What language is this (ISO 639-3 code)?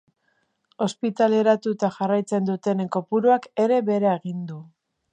eus